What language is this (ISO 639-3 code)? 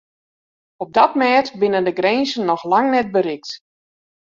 fry